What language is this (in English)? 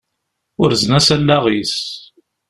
Kabyle